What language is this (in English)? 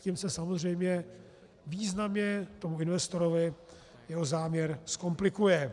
Czech